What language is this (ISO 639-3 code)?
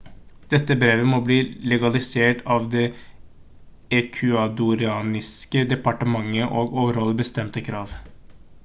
nob